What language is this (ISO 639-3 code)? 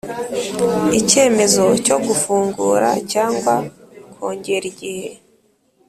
kin